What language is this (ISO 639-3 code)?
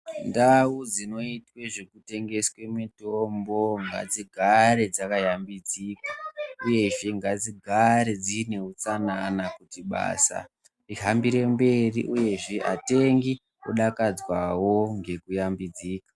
ndc